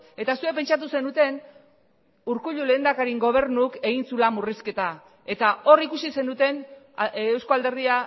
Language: Basque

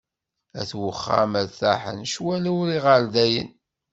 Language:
Kabyle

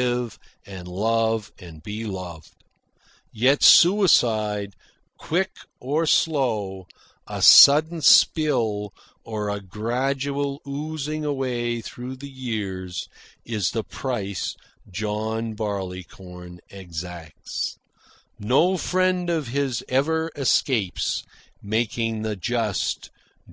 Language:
English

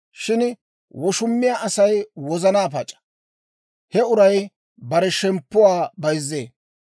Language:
Dawro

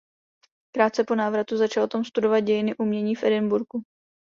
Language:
Czech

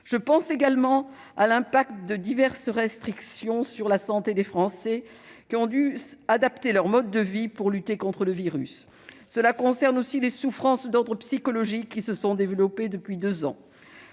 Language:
French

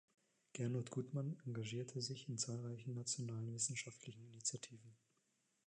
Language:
German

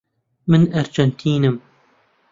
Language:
Central Kurdish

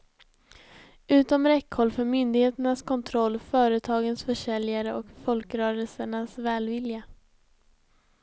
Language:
Swedish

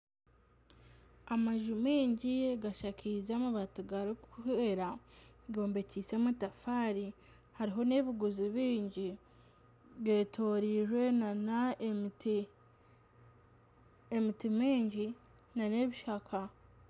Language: Nyankole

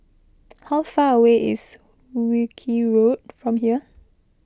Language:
English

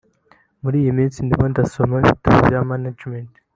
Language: Kinyarwanda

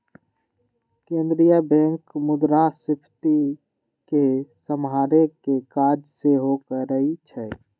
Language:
Magahi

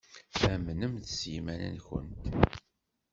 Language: Kabyle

